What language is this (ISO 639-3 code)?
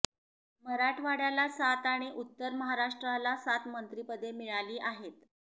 mar